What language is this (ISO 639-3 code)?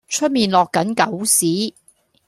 yue